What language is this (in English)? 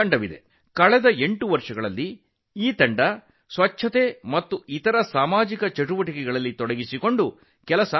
Kannada